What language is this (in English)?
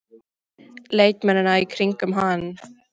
Icelandic